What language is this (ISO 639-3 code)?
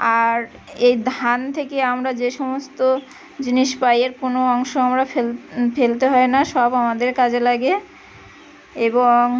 ben